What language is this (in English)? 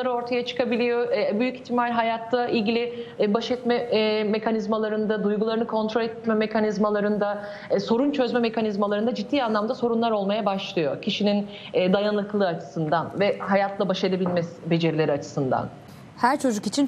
Turkish